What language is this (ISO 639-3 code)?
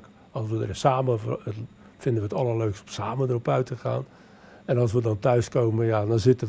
nld